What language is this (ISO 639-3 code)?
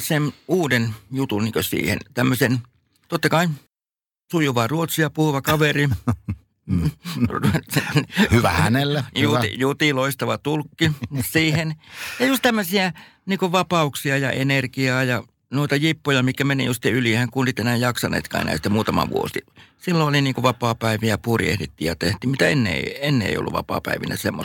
fin